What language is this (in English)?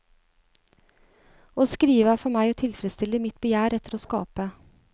Norwegian